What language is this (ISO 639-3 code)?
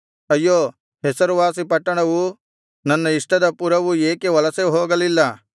kan